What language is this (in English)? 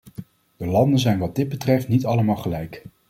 Dutch